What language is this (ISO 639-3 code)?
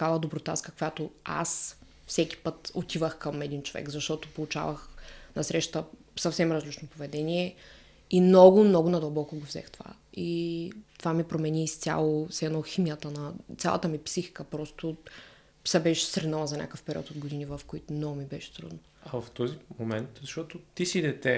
bul